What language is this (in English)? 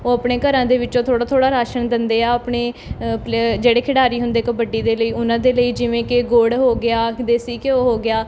Punjabi